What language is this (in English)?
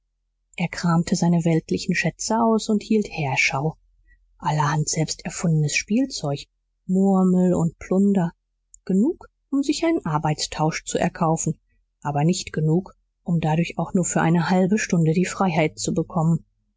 German